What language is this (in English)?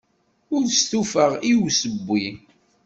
Kabyle